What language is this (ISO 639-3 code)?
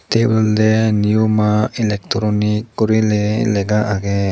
ccp